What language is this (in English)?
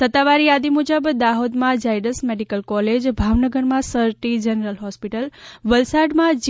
Gujarati